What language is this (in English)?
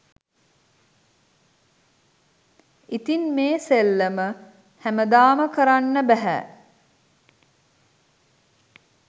Sinhala